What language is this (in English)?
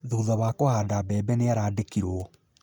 Kikuyu